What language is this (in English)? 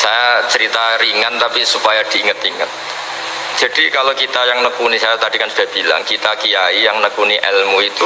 Indonesian